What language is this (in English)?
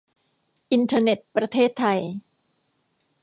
Thai